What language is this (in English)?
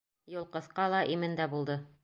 Bashkir